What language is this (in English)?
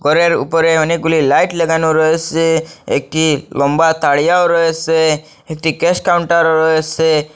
Bangla